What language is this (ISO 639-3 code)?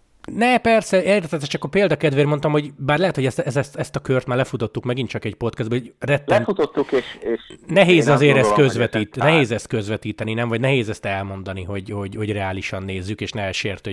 hun